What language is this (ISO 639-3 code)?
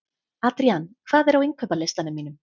isl